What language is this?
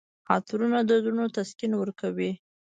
Pashto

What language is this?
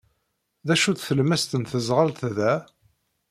Kabyle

